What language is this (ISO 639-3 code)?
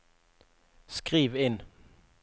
nor